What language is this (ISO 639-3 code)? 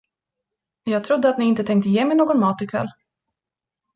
swe